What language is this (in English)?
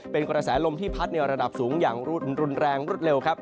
Thai